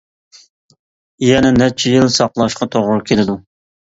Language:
Uyghur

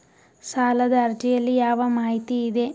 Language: Kannada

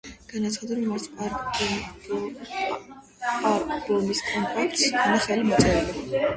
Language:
Georgian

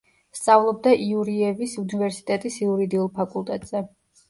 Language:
Georgian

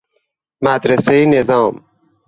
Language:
Persian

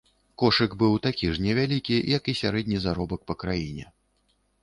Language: Belarusian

